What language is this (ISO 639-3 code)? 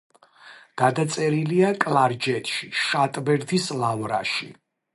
kat